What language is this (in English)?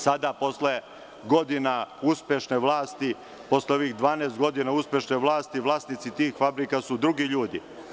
Serbian